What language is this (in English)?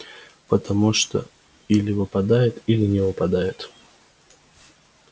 Russian